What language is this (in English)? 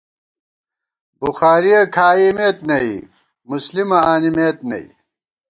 Gawar-Bati